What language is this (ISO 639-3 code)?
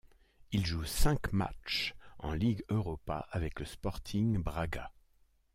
fra